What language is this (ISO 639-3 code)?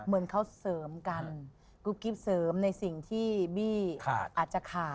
tha